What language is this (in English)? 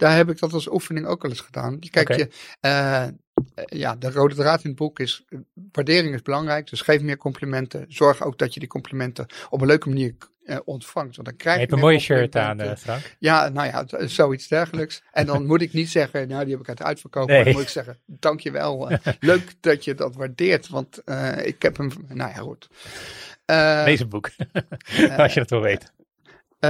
Dutch